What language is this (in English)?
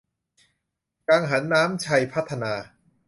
Thai